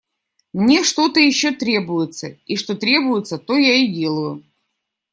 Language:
Russian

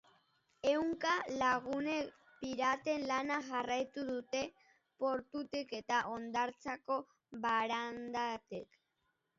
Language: Basque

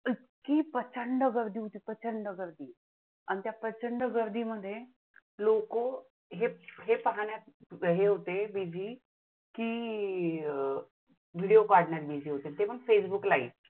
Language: Marathi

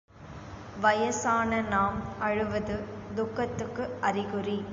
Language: Tamil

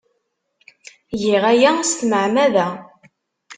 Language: Kabyle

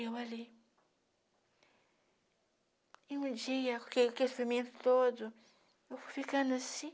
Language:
Portuguese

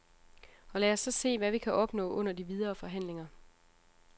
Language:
Danish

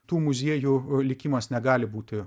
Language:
Lithuanian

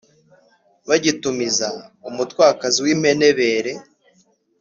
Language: Kinyarwanda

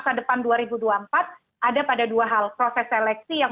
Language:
Indonesian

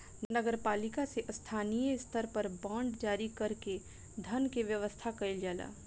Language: Bhojpuri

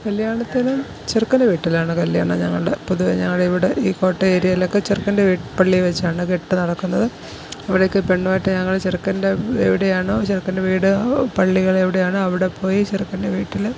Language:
Malayalam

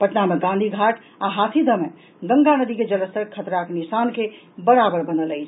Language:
Maithili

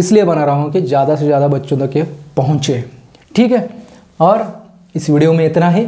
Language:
Hindi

